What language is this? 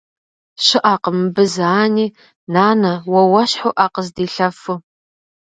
Kabardian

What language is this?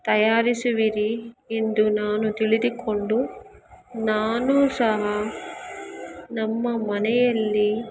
Kannada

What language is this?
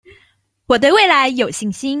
Chinese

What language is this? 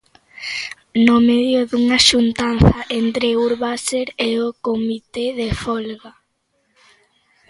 Galician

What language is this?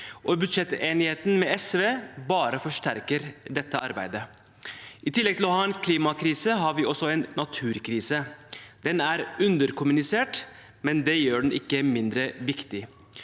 Norwegian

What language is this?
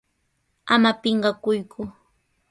Sihuas Ancash Quechua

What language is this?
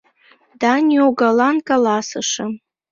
Mari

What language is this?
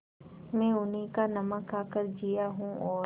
Hindi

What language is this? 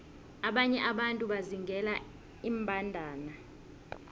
South Ndebele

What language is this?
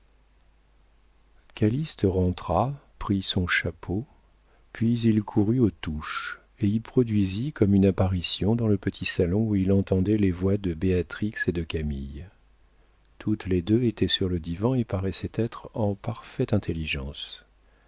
French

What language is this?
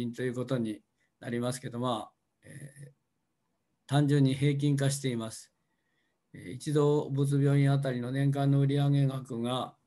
Japanese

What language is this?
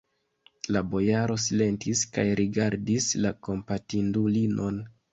Esperanto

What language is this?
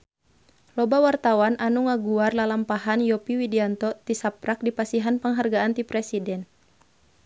Sundanese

